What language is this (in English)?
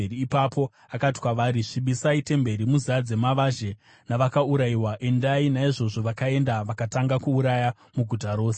Shona